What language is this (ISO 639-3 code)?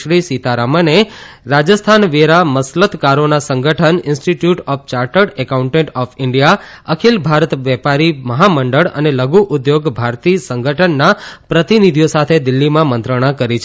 guj